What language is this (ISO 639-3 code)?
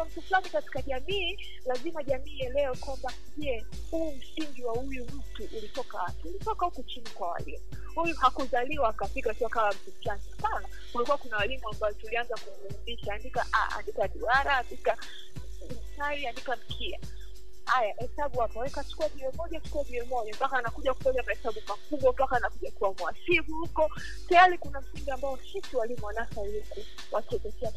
swa